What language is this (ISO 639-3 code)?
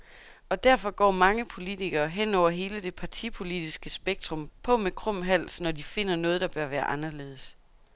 dan